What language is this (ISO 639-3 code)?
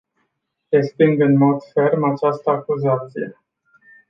ron